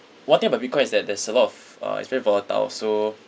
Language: English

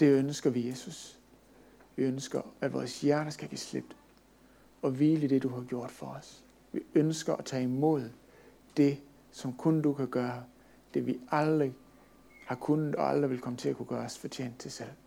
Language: Danish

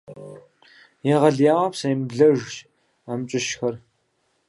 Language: Kabardian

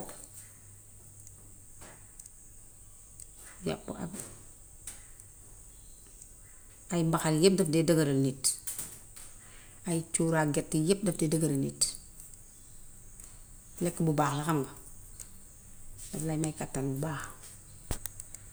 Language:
Gambian Wolof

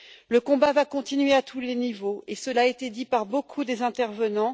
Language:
French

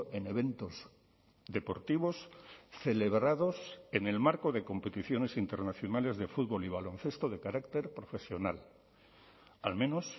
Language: Spanish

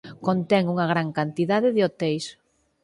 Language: Galician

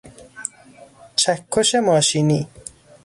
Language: Persian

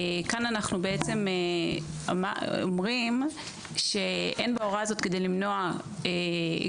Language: Hebrew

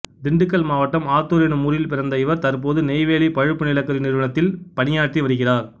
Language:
Tamil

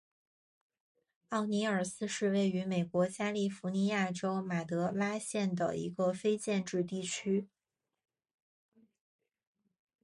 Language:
Chinese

